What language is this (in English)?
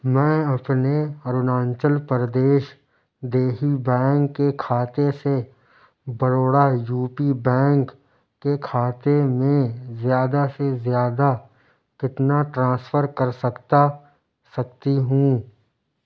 Urdu